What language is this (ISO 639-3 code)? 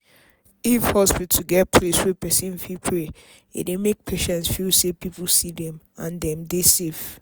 pcm